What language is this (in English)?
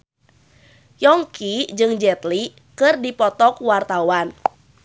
Sundanese